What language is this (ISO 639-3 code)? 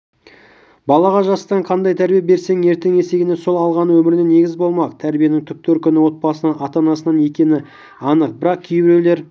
kaz